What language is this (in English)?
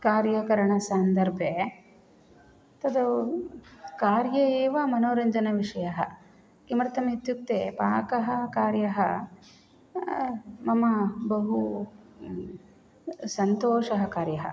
Sanskrit